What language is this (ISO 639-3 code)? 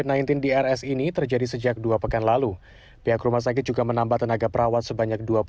ind